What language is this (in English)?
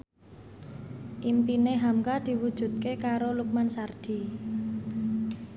Javanese